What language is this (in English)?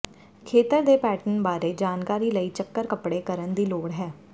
Punjabi